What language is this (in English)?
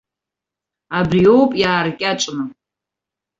Abkhazian